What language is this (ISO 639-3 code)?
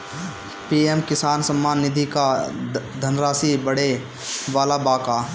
bho